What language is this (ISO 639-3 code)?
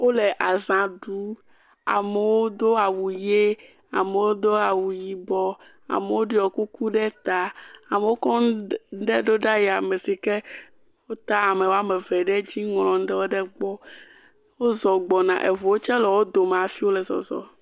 ewe